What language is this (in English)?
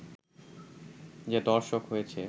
Bangla